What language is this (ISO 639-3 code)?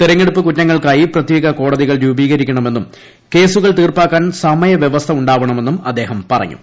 mal